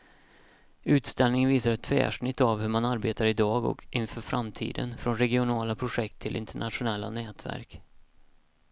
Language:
Swedish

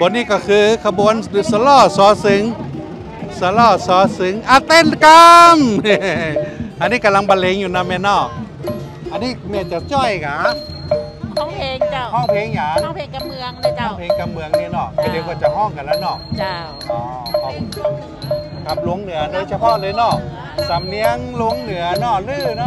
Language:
Thai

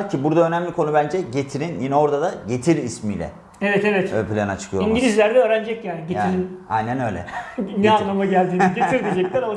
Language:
Turkish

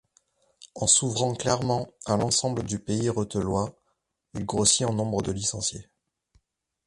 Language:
French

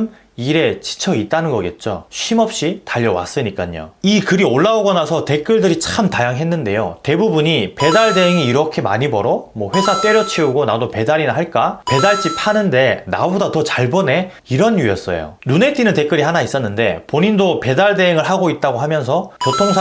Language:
Korean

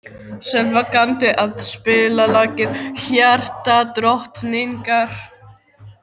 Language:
Icelandic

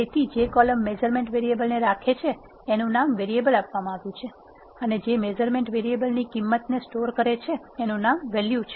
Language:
Gujarati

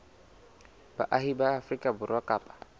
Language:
Southern Sotho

